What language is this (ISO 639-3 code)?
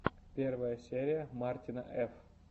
rus